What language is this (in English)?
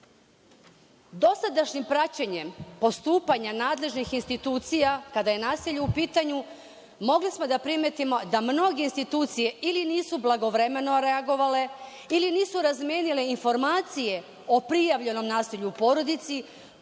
Serbian